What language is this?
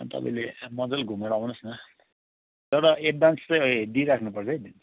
Nepali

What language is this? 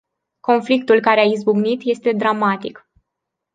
Romanian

